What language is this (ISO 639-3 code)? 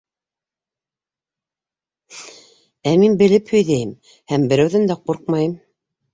bak